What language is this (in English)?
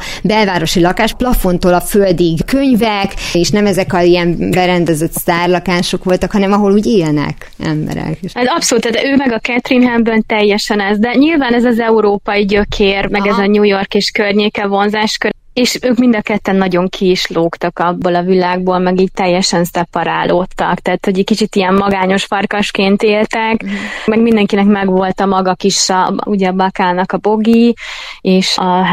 Hungarian